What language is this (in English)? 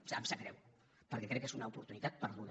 Catalan